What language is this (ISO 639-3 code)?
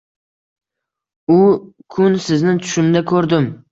uzb